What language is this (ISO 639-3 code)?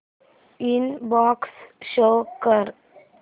mar